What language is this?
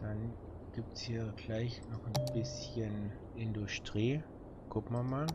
German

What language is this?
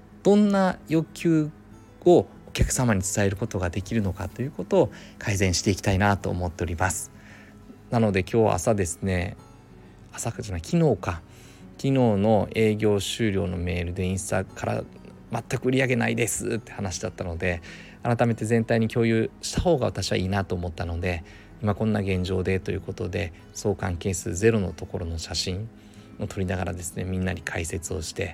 Japanese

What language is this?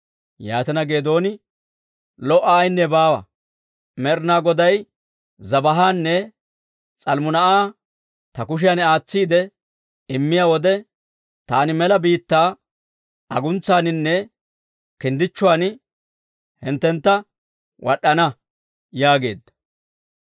Dawro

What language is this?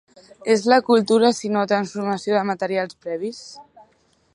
Catalan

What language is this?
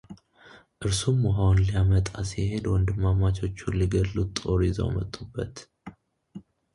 Amharic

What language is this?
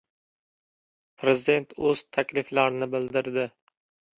Uzbek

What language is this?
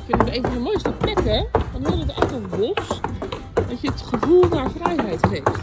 Dutch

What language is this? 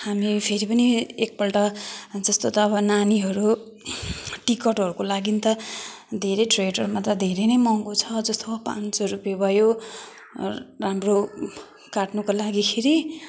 Nepali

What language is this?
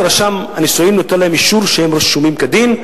Hebrew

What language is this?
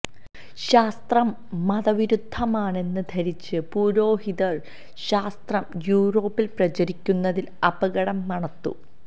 Malayalam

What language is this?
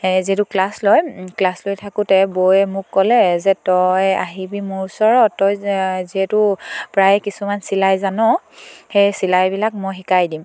Assamese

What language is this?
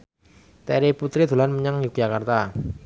Javanese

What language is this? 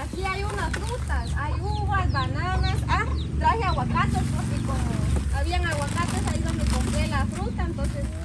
Spanish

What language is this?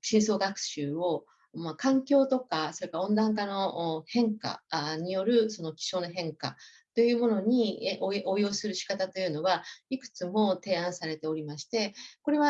Japanese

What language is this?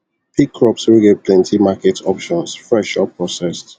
Nigerian Pidgin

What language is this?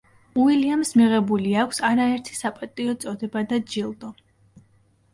Georgian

